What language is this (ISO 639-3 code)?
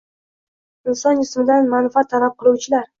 uzb